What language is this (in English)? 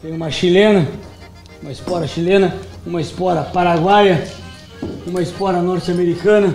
Portuguese